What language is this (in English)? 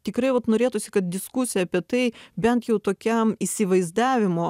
Lithuanian